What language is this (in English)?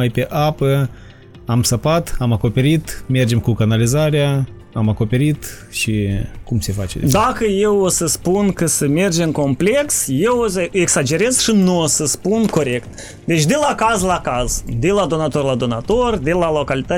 Romanian